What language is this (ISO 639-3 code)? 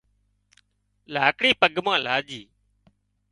kxp